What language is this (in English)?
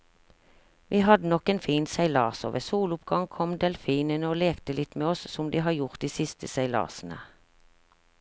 Norwegian